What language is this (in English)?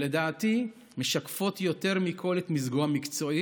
Hebrew